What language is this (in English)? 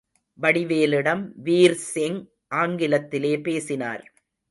Tamil